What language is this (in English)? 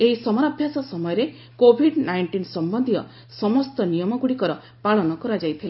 Odia